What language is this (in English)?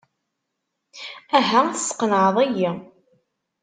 Kabyle